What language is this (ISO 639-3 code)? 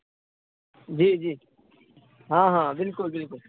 mai